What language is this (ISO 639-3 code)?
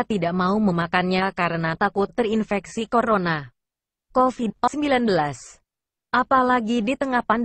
ind